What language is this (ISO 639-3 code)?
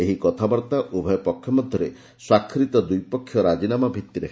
ori